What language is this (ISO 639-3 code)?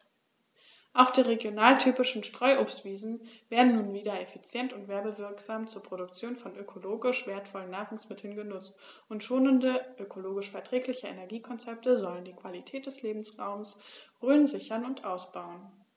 deu